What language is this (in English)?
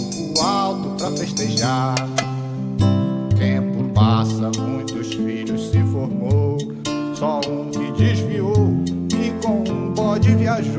Portuguese